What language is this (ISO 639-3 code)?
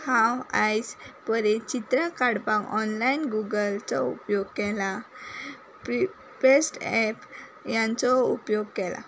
kok